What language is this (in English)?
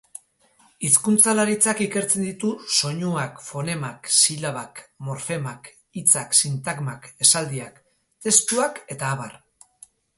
Basque